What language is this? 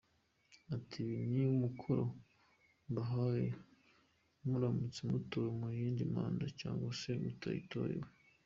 Kinyarwanda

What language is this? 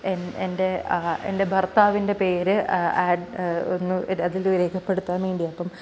Malayalam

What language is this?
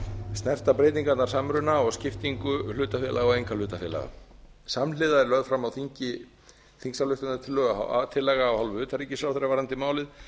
Icelandic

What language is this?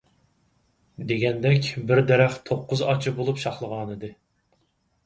Uyghur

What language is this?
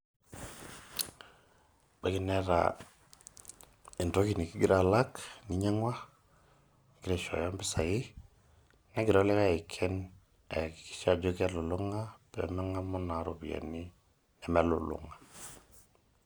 Masai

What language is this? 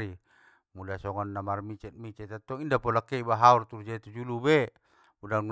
Batak Mandailing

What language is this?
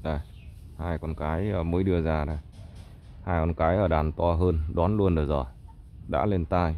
Vietnamese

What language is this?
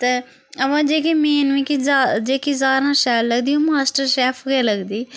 Dogri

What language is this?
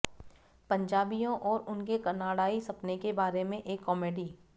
Hindi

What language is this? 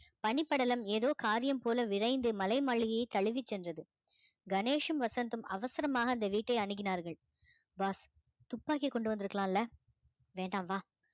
Tamil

